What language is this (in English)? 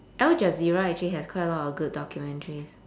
English